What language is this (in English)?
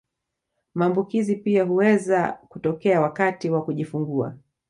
Swahili